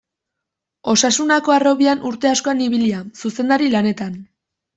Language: Basque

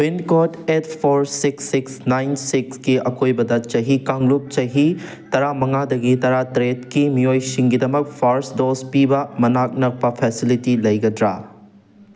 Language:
Manipuri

